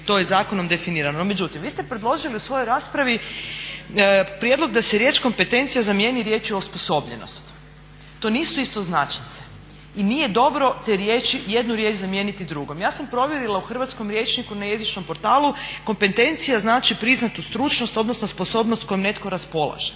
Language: Croatian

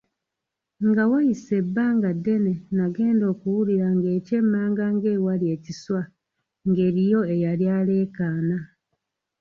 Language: Ganda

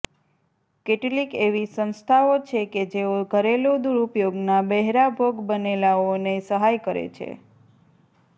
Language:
Gujarati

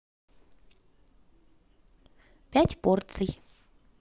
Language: Russian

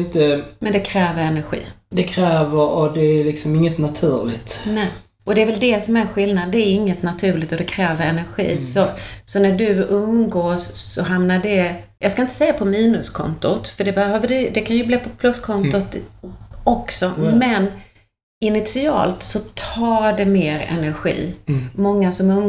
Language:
Swedish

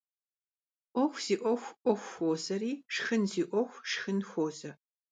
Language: Kabardian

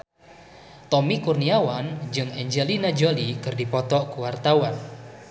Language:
Sundanese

